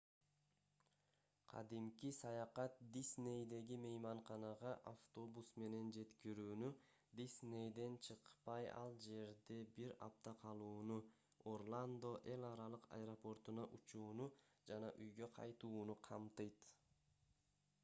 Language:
Kyrgyz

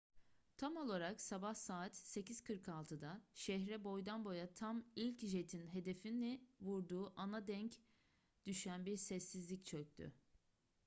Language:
Turkish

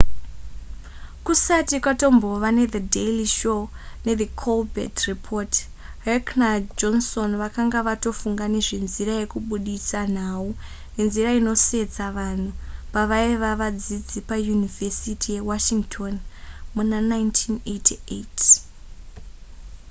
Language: Shona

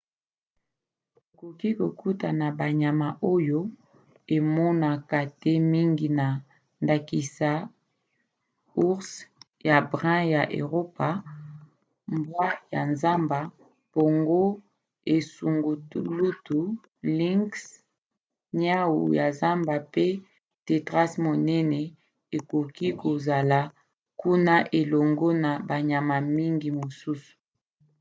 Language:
Lingala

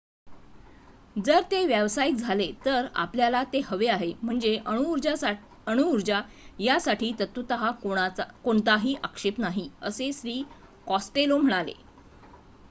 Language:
Marathi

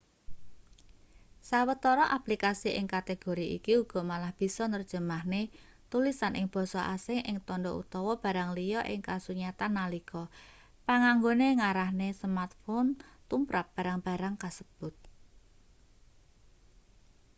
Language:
Javanese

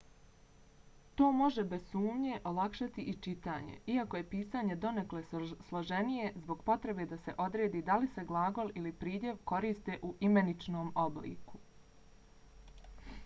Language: Bosnian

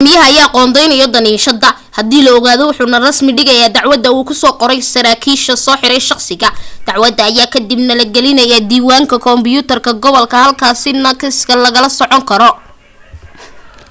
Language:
Somali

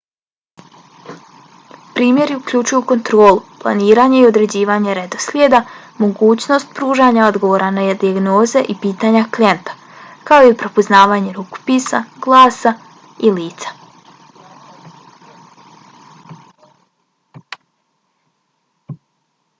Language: Bosnian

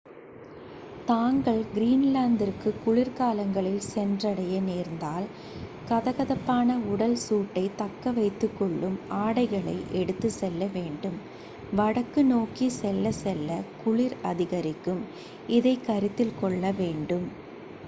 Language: Tamil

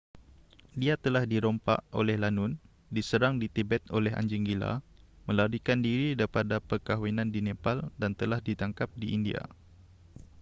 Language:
Malay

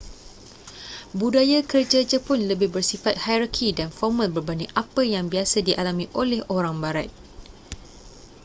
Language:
Malay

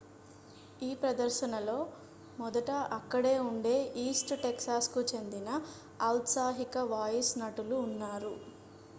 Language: Telugu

